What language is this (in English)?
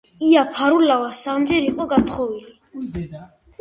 Georgian